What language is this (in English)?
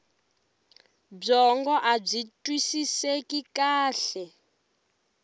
Tsonga